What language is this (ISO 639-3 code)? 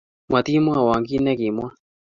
kln